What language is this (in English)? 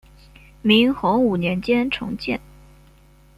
Chinese